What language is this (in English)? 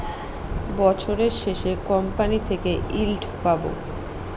Bangla